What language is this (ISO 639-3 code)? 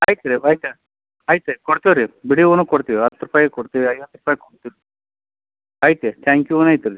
kan